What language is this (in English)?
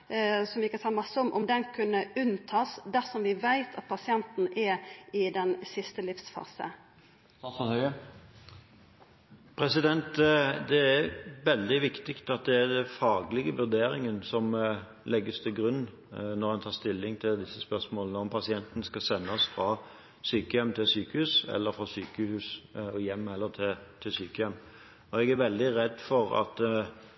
Norwegian